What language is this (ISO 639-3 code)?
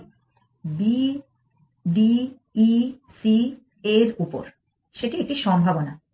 ben